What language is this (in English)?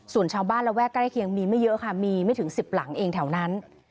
Thai